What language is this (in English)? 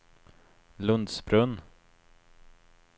Swedish